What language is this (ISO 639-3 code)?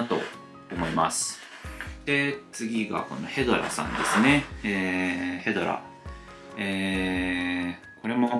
jpn